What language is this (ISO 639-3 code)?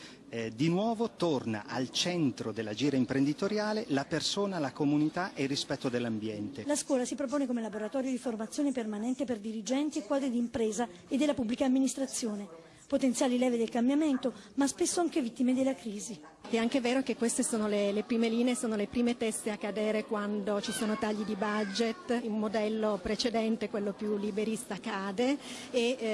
ita